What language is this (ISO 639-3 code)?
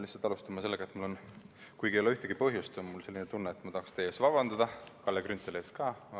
est